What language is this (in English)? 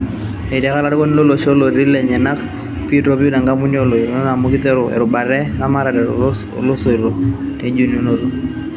Masai